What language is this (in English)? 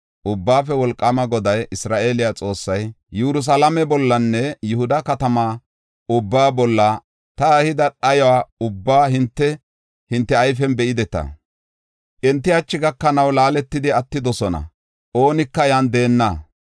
Gofa